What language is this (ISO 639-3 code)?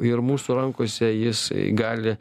lit